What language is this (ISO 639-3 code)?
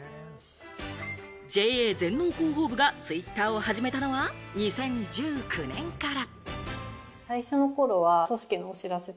jpn